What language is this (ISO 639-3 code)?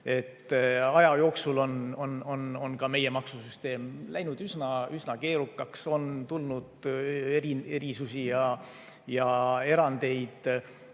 est